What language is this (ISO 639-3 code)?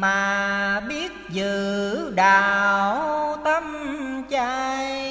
vie